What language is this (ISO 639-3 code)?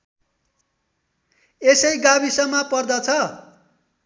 nep